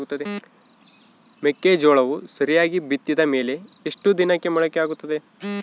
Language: Kannada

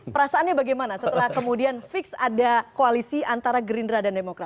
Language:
Indonesian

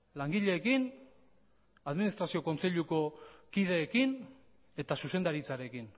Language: Basque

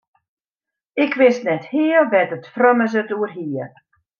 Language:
Western Frisian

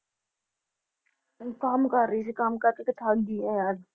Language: Punjabi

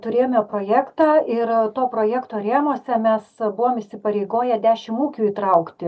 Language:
Lithuanian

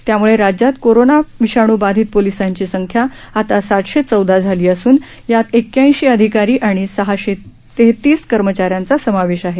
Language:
Marathi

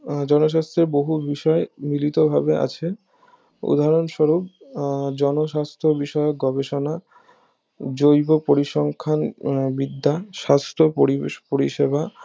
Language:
Bangla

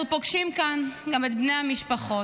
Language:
Hebrew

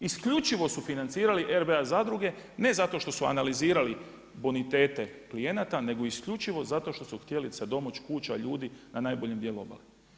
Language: Croatian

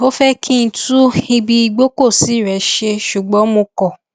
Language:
Yoruba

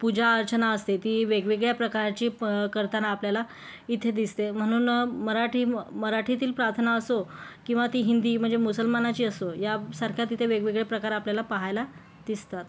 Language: Marathi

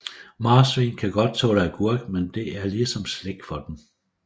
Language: Danish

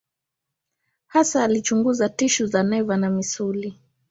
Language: Swahili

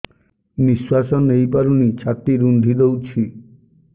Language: Odia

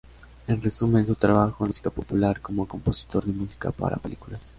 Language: Spanish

